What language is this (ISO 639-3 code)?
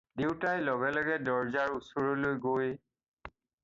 asm